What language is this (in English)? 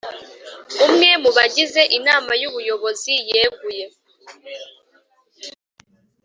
Kinyarwanda